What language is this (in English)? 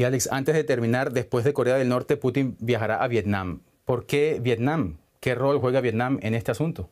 Spanish